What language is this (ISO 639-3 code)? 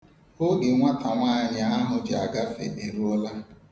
ibo